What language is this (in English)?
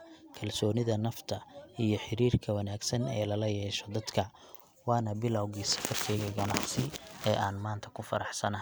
Somali